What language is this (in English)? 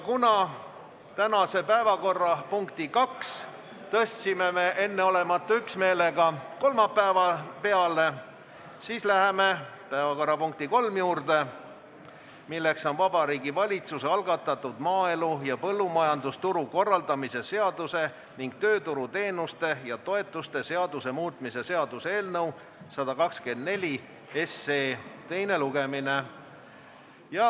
Estonian